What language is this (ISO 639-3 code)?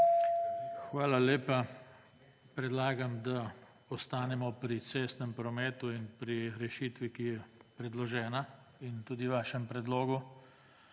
slv